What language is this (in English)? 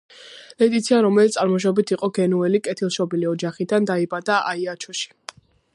Georgian